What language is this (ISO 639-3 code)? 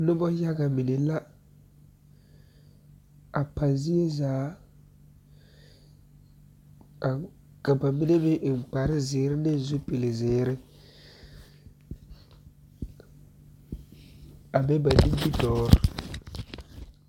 dga